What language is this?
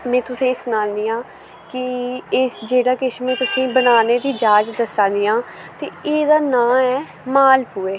Dogri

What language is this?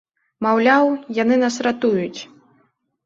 Belarusian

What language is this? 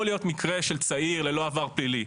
Hebrew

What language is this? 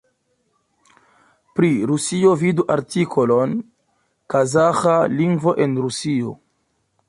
Esperanto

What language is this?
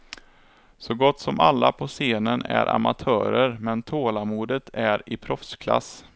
Swedish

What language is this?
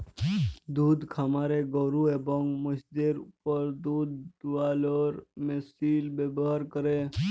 Bangla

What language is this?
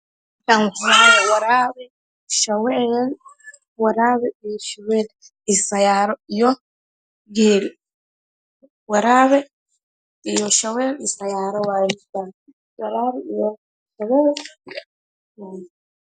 Somali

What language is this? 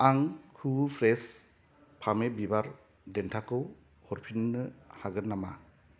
Bodo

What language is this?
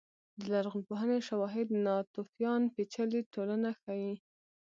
Pashto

